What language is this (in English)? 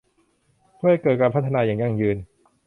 Thai